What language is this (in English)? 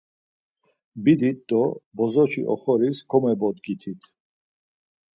Laz